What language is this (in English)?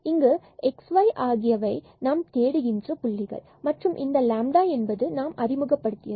Tamil